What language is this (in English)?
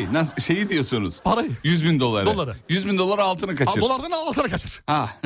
Turkish